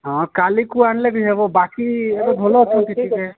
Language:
Odia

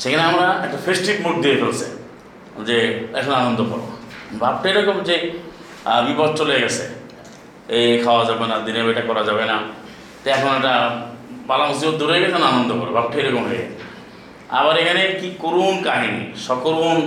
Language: Bangla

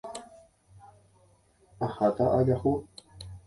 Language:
Guarani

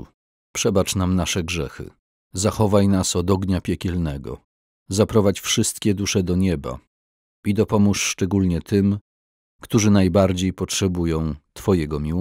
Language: Polish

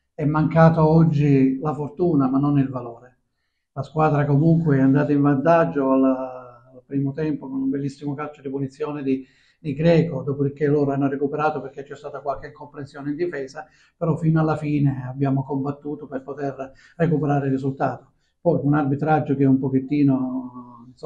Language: Italian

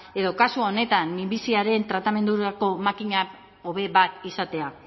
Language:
Basque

